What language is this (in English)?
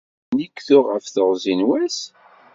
Kabyle